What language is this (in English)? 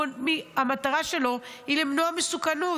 Hebrew